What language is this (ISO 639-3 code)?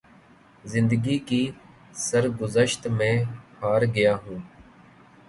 urd